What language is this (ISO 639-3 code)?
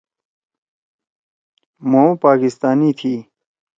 trw